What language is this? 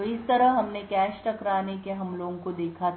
Hindi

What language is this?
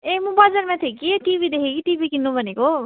Nepali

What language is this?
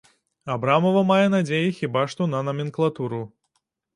Belarusian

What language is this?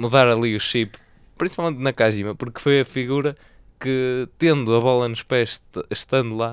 Portuguese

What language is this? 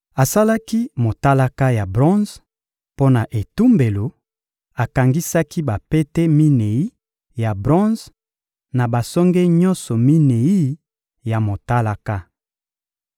Lingala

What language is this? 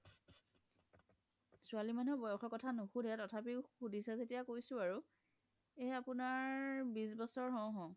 Assamese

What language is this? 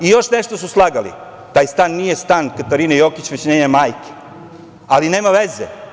Serbian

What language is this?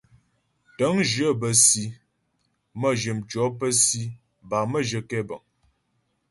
Ghomala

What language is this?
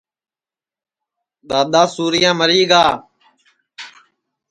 Sansi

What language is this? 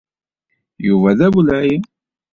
Kabyle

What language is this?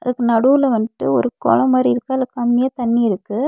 Tamil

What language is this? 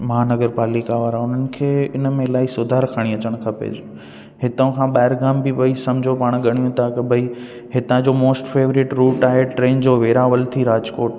Sindhi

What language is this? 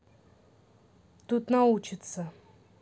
Russian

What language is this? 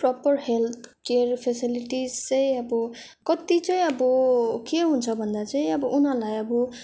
Nepali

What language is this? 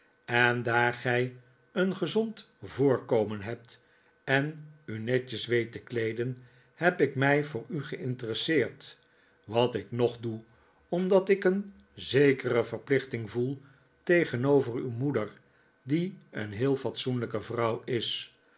Dutch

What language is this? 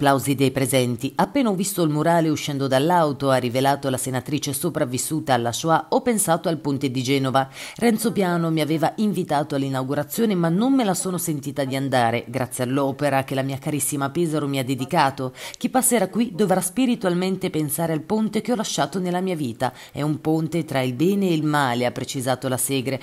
Italian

